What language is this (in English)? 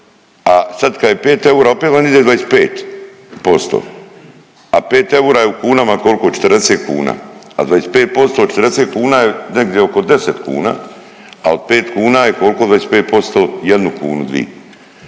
Croatian